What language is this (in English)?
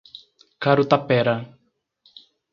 Portuguese